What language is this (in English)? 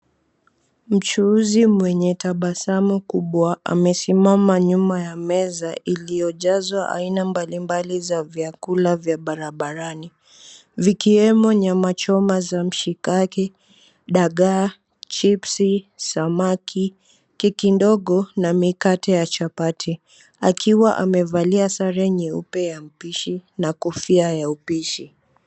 Swahili